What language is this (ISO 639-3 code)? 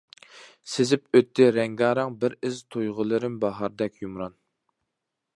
uig